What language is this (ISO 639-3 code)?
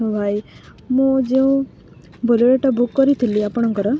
ori